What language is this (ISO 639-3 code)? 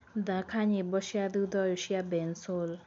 kik